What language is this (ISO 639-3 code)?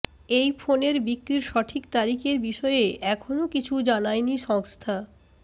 ben